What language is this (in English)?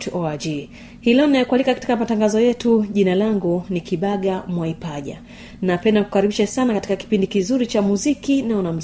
Swahili